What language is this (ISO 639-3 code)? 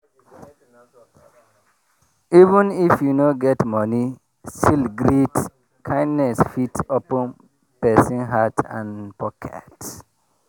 pcm